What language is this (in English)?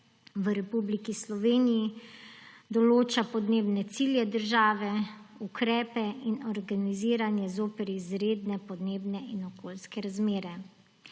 Slovenian